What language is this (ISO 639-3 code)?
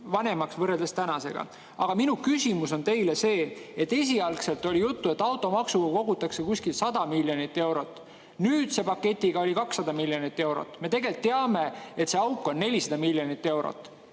est